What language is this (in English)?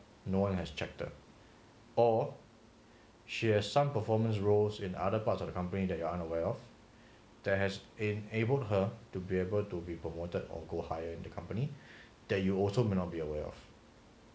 English